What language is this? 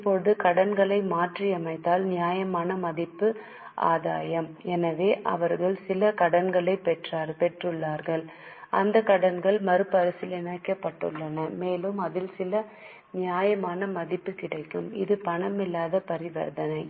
Tamil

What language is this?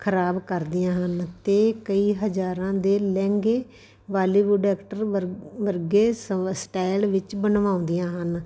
Punjabi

